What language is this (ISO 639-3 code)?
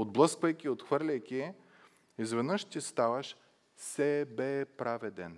bul